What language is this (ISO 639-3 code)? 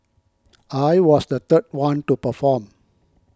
eng